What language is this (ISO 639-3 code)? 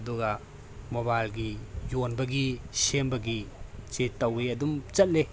mni